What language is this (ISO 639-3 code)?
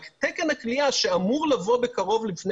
heb